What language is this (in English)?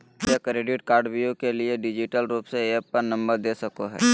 Magahi